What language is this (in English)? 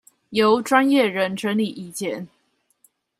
Chinese